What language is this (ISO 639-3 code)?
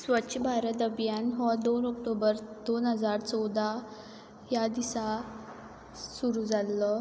kok